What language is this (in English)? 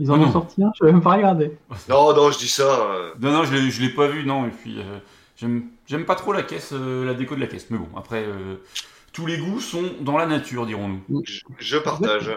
French